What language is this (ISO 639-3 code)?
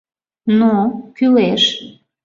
chm